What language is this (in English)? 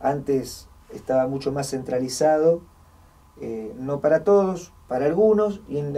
Spanish